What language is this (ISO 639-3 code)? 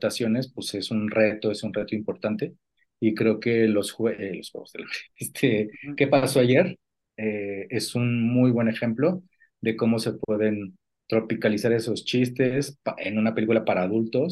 spa